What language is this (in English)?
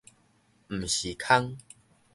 Min Nan Chinese